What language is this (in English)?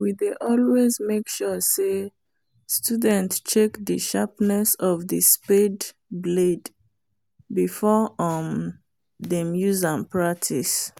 Nigerian Pidgin